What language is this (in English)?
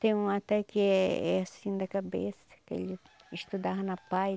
Portuguese